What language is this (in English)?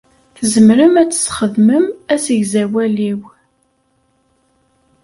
Kabyle